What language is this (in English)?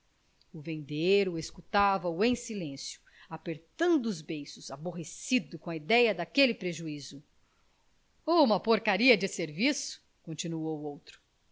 Portuguese